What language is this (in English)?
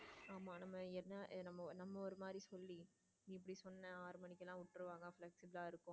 Tamil